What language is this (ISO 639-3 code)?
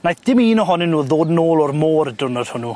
cym